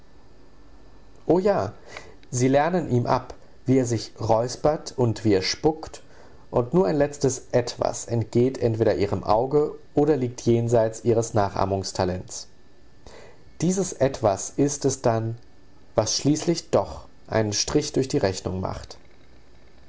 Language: German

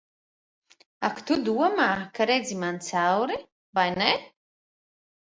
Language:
Latvian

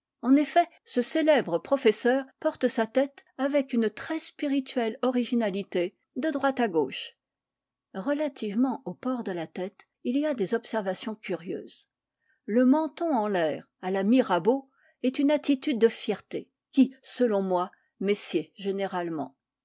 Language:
French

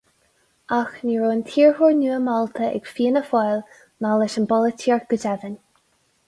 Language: Irish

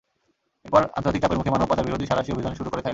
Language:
Bangla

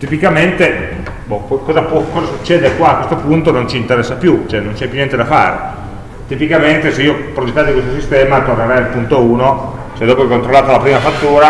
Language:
Italian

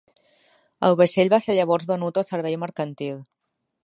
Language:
Catalan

